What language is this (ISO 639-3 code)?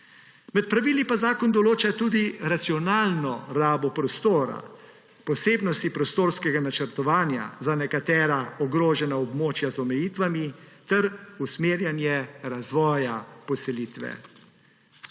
slv